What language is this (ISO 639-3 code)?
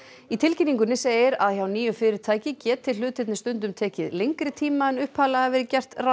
isl